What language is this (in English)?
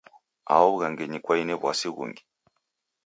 Taita